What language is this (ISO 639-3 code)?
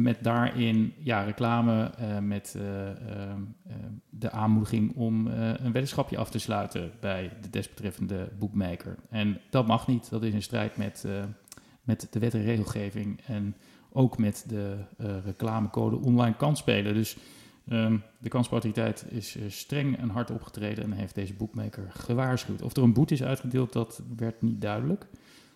nld